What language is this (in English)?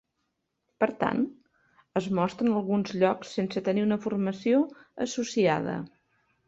Catalan